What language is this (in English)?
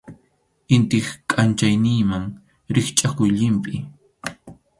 Arequipa-La Unión Quechua